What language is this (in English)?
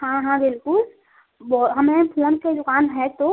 Hindi